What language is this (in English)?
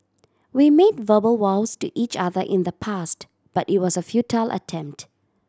English